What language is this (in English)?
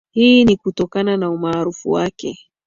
Swahili